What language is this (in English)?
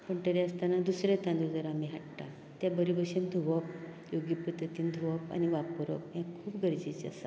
Konkani